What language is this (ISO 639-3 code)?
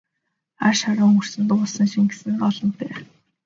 mon